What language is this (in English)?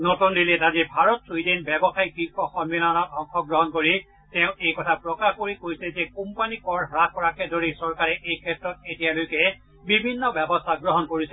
Assamese